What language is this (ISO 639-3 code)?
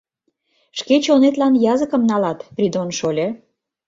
chm